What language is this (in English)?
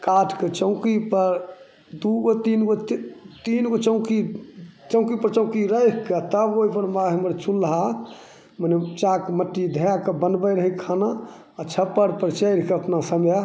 Maithili